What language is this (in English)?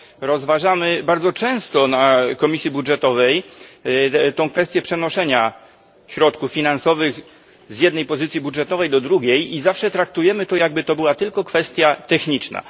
Polish